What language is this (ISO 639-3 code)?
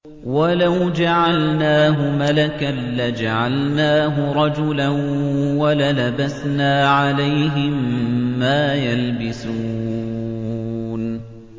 ara